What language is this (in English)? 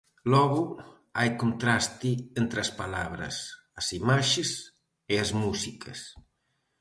Galician